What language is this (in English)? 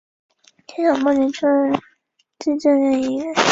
Chinese